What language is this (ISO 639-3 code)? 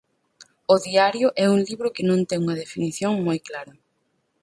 glg